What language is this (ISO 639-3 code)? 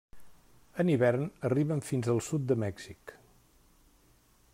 cat